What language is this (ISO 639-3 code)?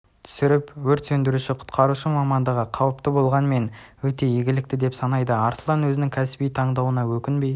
kaz